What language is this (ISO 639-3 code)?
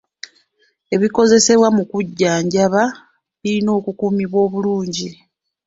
lug